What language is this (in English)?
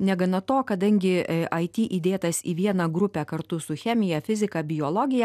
Lithuanian